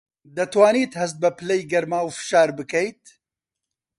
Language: Central Kurdish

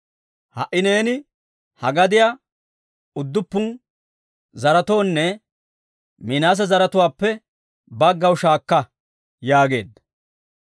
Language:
Dawro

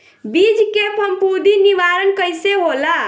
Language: Bhojpuri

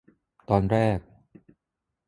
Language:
Thai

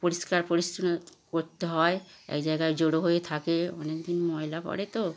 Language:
Bangla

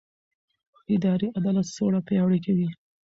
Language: Pashto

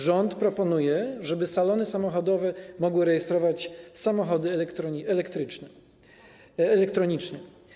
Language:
Polish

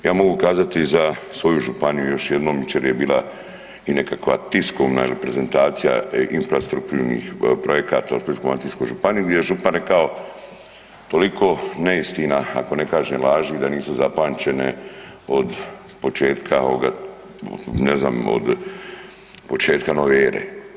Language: Croatian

